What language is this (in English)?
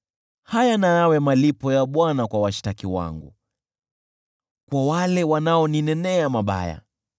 Swahili